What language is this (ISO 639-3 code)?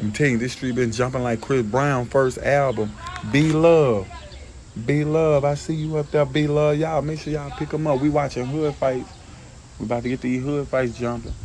eng